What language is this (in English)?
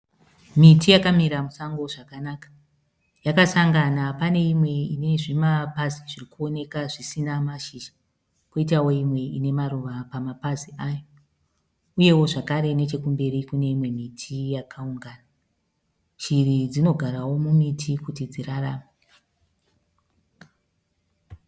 Shona